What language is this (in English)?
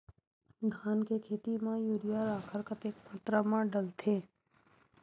Chhattisgarhi